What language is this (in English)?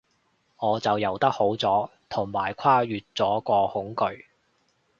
Cantonese